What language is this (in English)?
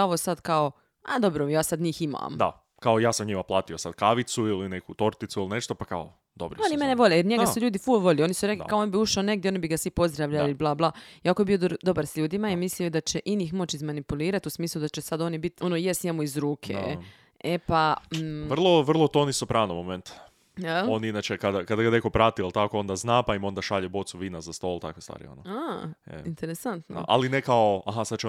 Croatian